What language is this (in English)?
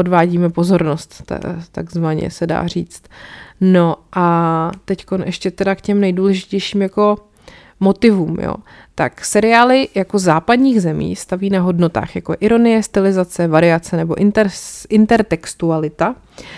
Czech